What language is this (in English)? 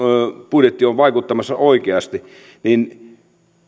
Finnish